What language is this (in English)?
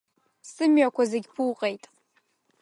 Abkhazian